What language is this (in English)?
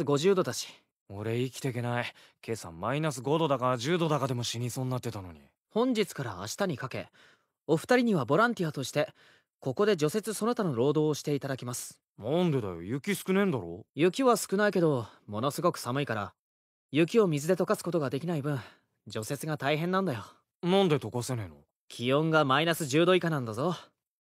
Japanese